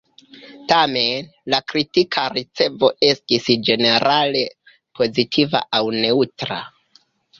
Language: Esperanto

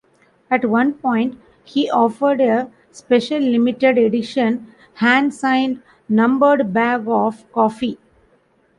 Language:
English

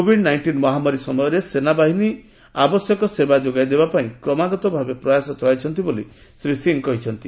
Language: Odia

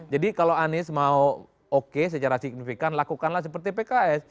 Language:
Indonesian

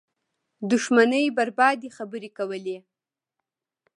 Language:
Pashto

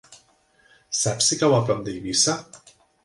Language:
Catalan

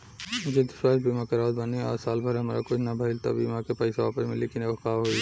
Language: Bhojpuri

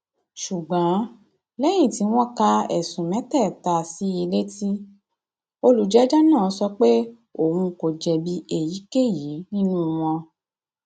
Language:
Yoruba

